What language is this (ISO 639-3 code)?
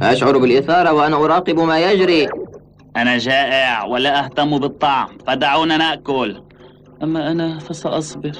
ara